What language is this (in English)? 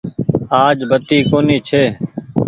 Goaria